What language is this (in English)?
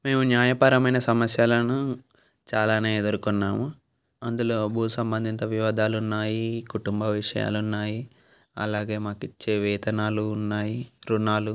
Telugu